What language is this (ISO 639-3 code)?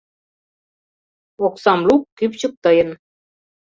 chm